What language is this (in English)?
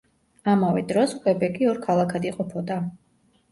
Georgian